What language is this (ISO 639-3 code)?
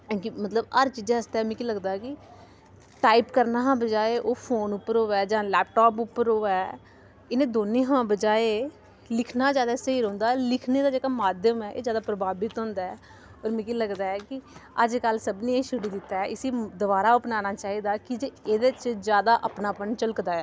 doi